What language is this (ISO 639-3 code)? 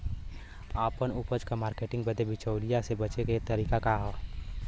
bho